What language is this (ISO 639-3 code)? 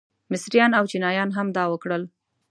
pus